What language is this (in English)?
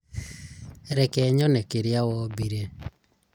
Kikuyu